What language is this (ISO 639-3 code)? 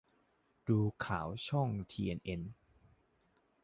tha